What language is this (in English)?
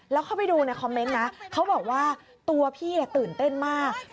Thai